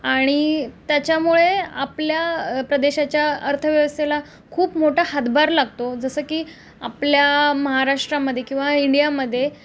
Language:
Marathi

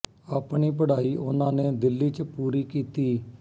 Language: Punjabi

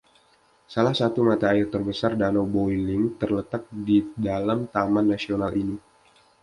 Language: Indonesian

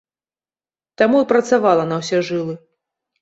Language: Belarusian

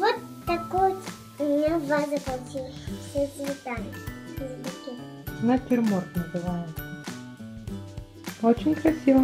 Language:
Russian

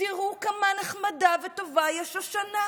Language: Hebrew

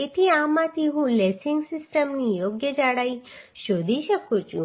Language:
Gujarati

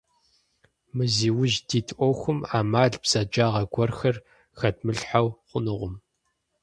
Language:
Kabardian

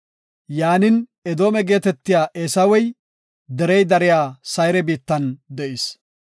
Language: Gofa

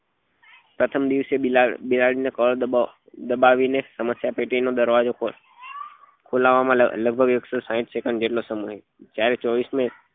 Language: Gujarati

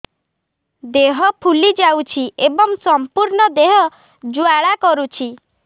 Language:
Odia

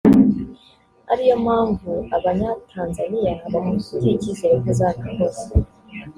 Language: Kinyarwanda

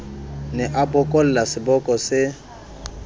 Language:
Southern Sotho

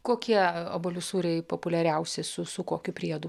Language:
Lithuanian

